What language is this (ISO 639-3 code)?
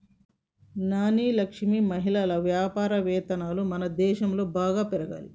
tel